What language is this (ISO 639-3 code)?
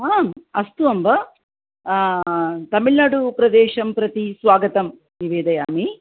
san